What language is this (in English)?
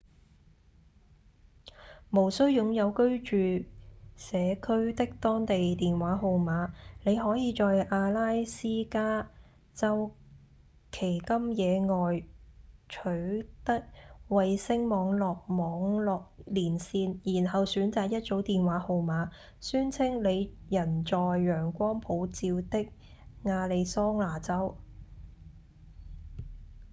Cantonese